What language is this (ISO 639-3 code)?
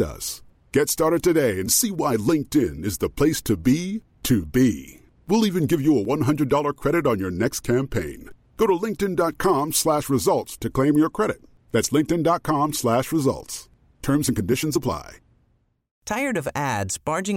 swe